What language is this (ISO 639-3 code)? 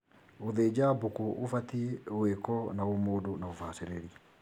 kik